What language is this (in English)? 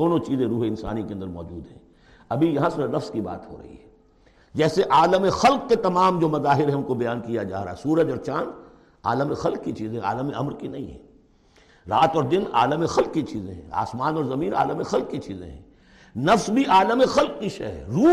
Urdu